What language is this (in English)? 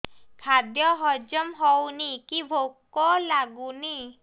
Odia